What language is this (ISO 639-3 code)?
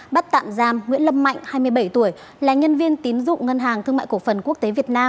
vie